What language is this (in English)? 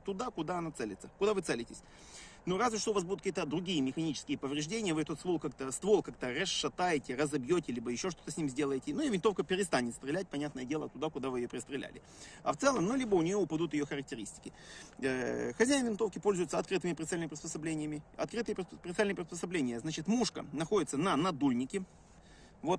Russian